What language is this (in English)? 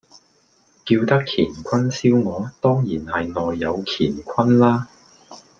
Cantonese